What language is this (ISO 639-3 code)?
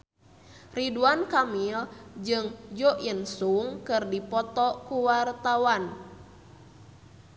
sun